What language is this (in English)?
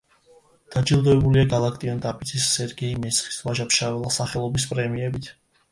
Georgian